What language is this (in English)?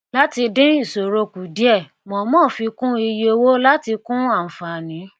Yoruba